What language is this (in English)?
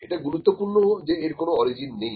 Bangla